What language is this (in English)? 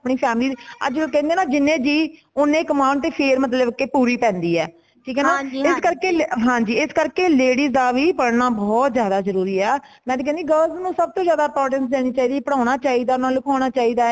Punjabi